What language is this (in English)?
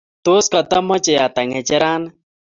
Kalenjin